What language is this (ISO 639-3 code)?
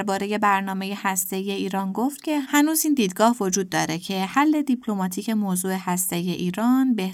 fas